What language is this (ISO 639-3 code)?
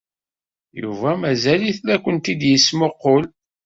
kab